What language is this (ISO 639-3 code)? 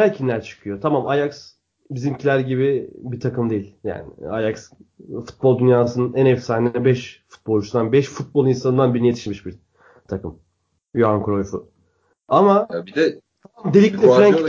tur